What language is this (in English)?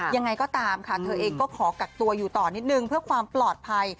Thai